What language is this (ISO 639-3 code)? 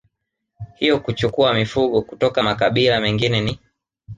swa